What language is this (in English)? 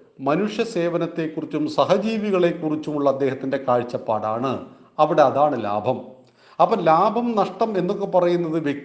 Malayalam